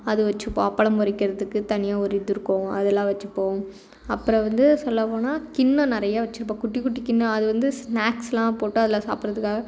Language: Tamil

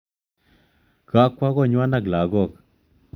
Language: Kalenjin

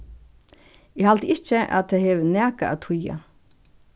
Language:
Faroese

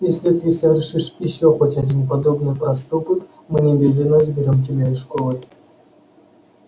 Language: Russian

